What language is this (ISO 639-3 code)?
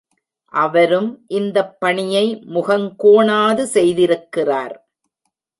tam